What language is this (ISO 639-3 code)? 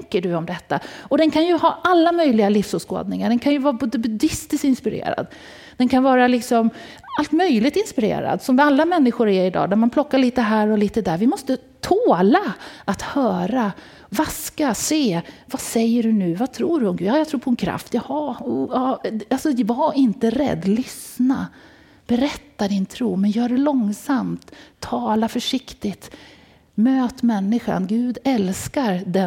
swe